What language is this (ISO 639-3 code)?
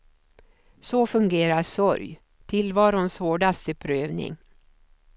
swe